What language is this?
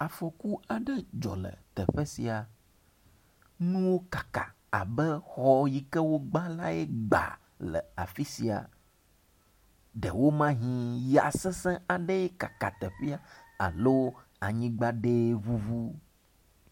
Ewe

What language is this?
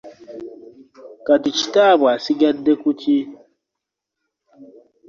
Ganda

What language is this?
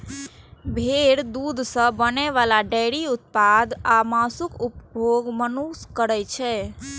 Maithili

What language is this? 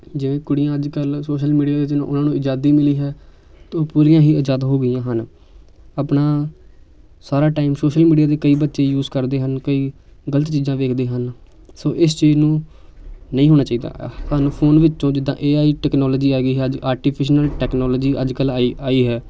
Punjabi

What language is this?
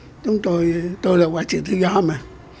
Vietnamese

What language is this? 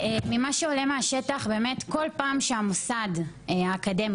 Hebrew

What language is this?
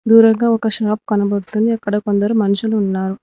Telugu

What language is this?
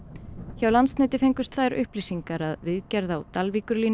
Icelandic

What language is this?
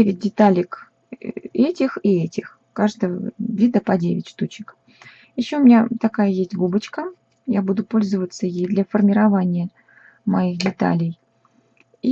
Russian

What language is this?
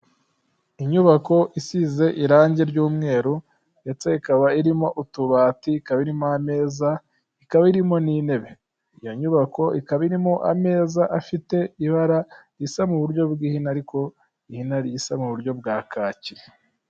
Kinyarwanda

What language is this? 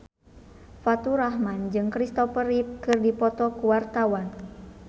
Sundanese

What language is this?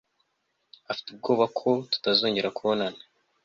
Kinyarwanda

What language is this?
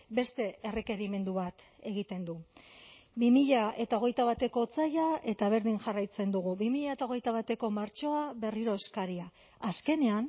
Basque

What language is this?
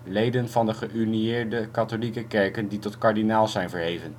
Dutch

